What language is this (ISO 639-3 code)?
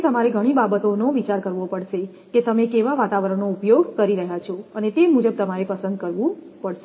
guj